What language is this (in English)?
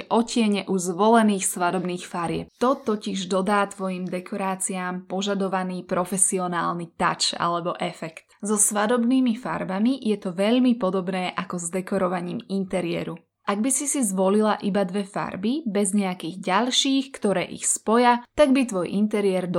Slovak